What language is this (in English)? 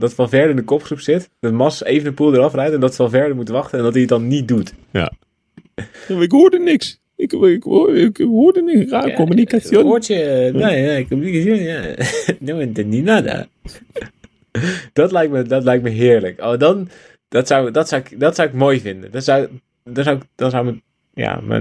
Dutch